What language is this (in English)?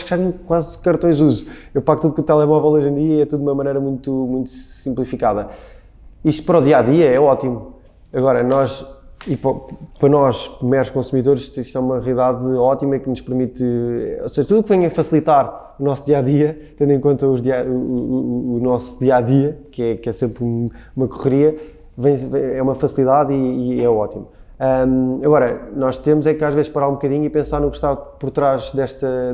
Portuguese